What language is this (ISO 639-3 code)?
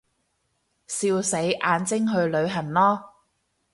yue